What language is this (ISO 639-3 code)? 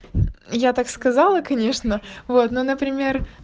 rus